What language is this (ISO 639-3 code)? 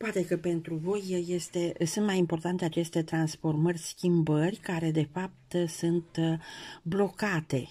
ron